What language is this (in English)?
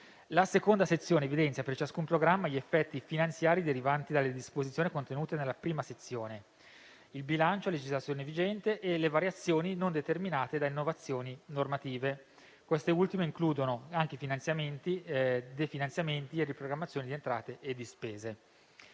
Italian